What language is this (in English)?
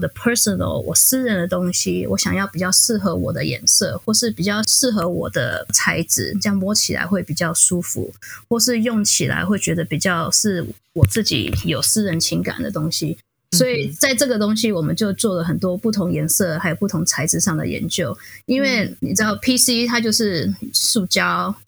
Chinese